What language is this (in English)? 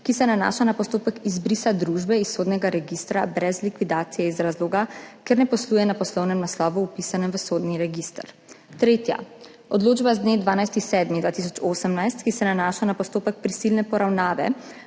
Slovenian